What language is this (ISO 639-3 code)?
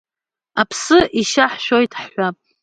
abk